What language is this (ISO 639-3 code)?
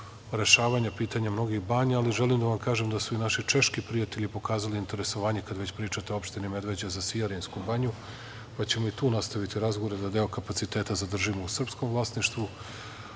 srp